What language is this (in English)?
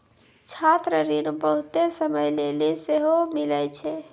Maithili